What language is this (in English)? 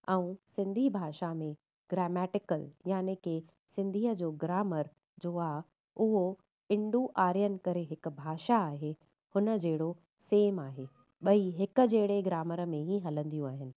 Sindhi